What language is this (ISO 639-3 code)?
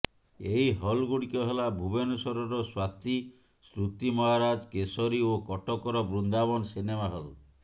ori